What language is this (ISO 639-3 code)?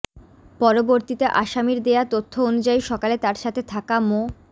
ben